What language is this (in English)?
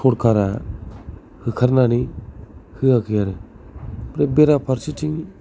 Bodo